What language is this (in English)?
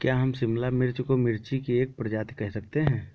Hindi